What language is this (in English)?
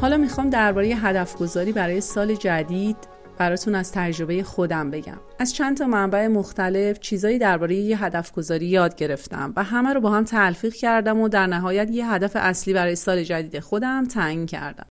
Persian